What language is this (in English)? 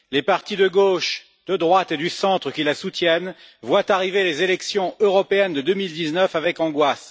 French